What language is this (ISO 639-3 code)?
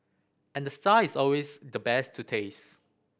eng